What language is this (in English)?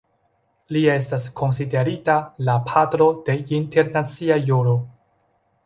Esperanto